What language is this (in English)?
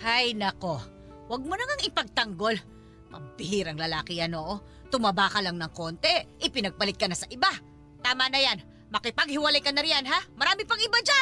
Filipino